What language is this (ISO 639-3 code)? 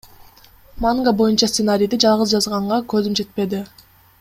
kir